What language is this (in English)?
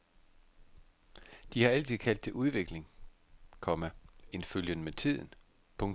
Danish